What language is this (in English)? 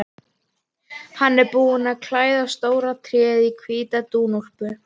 Icelandic